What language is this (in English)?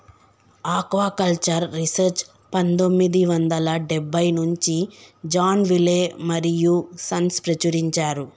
Telugu